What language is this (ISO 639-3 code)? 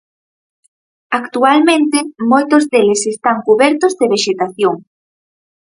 glg